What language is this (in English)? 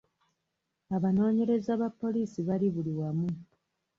Ganda